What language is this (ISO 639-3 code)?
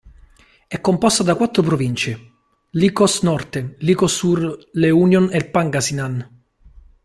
ita